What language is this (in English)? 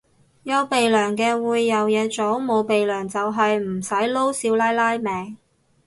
Cantonese